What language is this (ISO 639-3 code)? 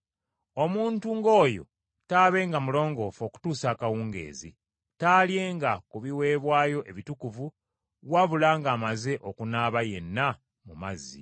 lug